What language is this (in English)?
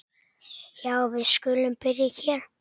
Icelandic